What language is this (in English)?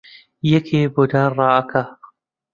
Central Kurdish